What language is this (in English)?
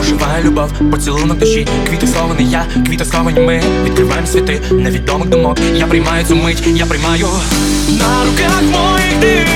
Ukrainian